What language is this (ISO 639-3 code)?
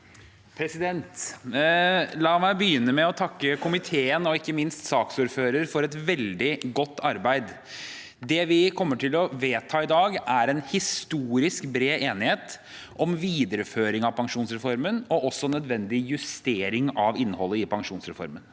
nor